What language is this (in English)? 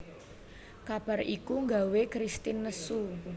Javanese